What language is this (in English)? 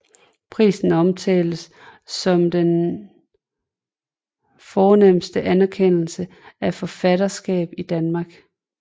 Danish